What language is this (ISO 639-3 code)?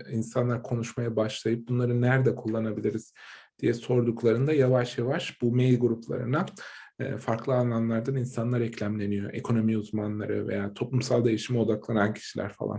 tur